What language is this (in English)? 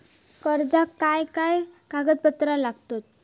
Marathi